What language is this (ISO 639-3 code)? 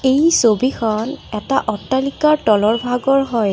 asm